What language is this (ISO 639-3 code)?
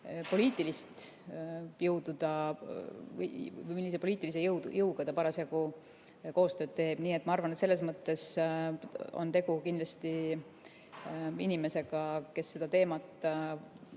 est